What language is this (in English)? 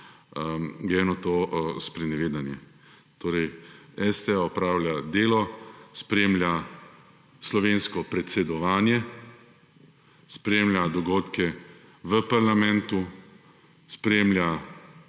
Slovenian